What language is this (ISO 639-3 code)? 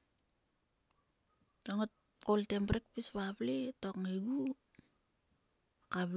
sua